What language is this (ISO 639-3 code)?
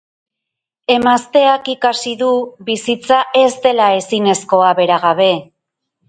eus